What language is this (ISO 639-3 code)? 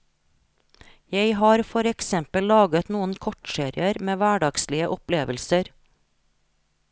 nor